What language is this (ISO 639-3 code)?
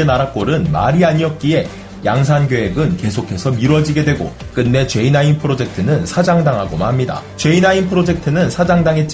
kor